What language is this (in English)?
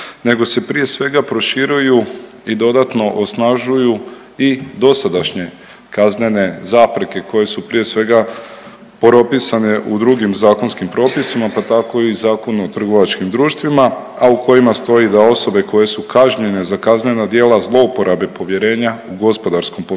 Croatian